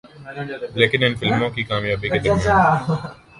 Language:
Urdu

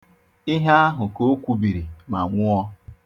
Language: Igbo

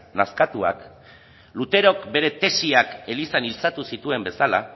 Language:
Basque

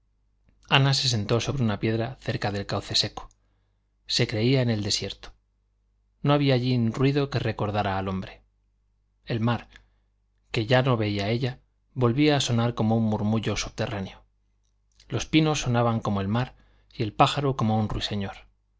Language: Spanish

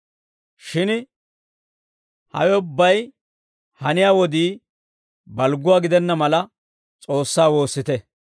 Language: Dawro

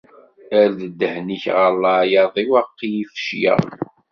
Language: Kabyle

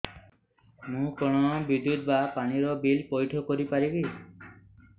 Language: Odia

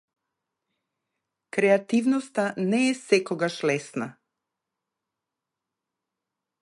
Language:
Macedonian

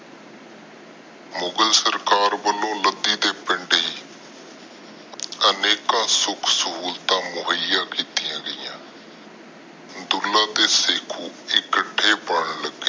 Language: Punjabi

